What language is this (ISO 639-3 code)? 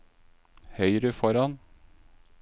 nor